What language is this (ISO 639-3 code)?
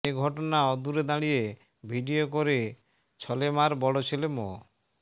ben